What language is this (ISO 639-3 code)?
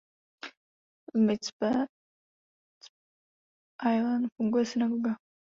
ces